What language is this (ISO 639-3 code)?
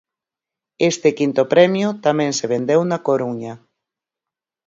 glg